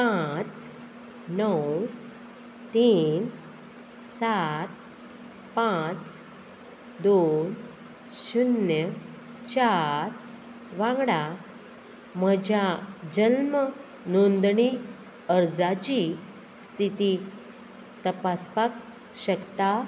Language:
Konkani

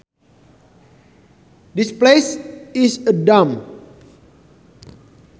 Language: Sundanese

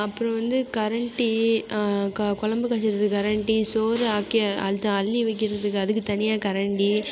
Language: Tamil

